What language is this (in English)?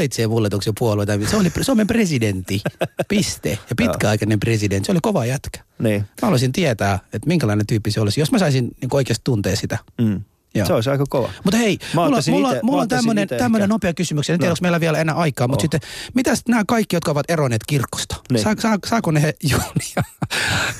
Finnish